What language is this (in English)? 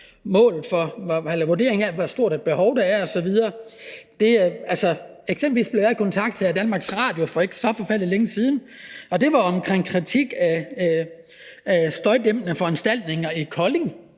Danish